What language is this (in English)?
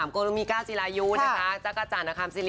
Thai